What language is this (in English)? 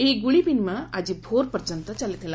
Odia